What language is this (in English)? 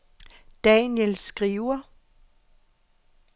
Danish